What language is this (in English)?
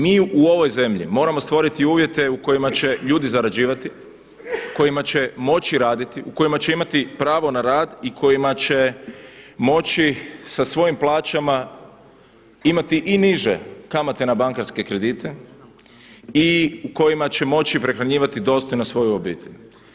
Croatian